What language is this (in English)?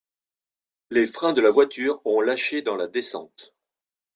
French